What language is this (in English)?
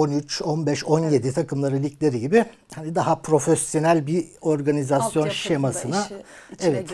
Turkish